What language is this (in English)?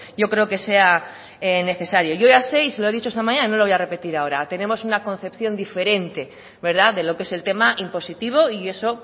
Spanish